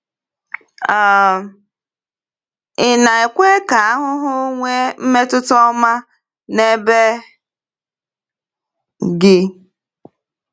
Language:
Igbo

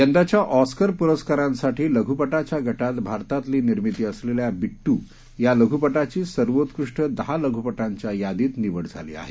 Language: Marathi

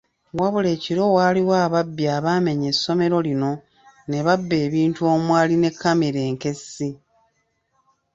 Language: Ganda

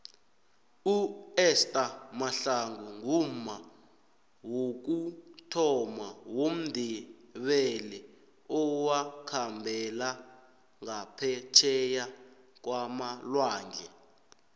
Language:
South Ndebele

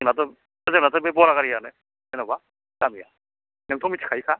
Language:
Bodo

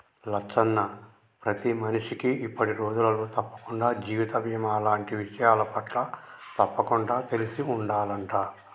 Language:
Telugu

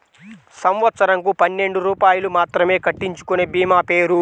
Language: Telugu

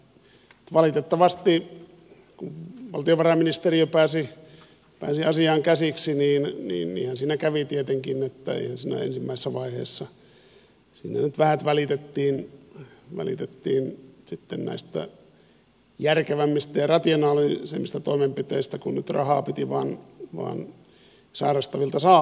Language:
Finnish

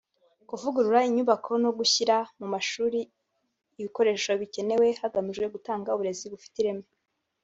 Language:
Kinyarwanda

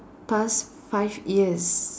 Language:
English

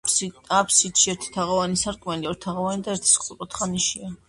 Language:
Georgian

